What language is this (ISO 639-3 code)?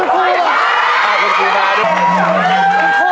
tha